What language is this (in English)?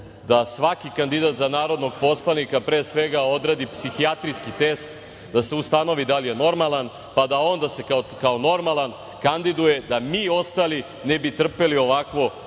Serbian